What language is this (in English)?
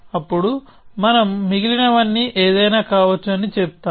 Telugu